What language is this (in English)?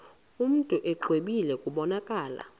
Xhosa